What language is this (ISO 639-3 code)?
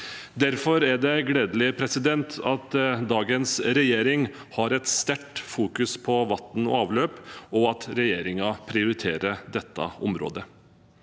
nor